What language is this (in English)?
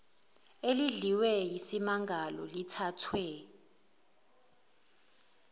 Zulu